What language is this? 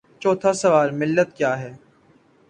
Urdu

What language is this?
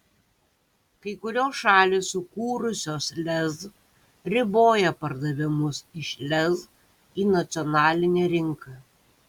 Lithuanian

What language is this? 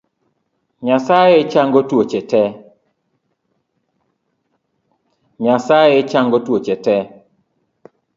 Luo (Kenya and Tanzania)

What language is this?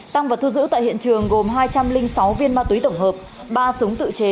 Vietnamese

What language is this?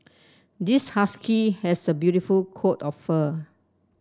English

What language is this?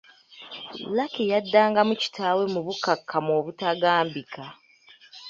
Ganda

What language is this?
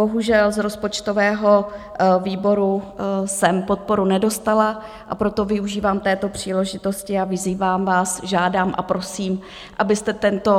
Czech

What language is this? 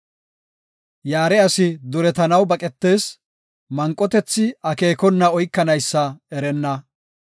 Gofa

